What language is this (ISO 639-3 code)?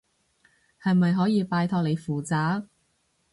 yue